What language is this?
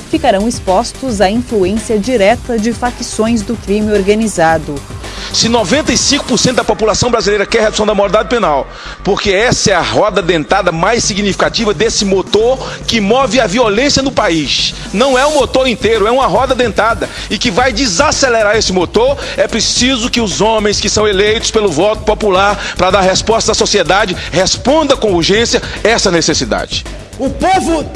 Portuguese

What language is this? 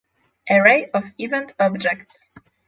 English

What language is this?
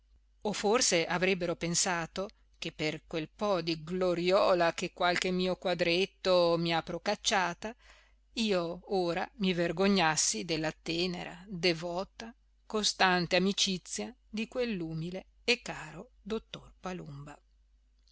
Italian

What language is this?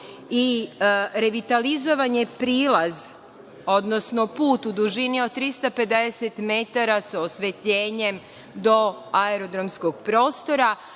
Serbian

